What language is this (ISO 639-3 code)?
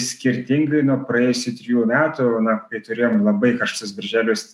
lit